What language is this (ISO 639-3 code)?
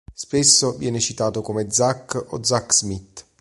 ita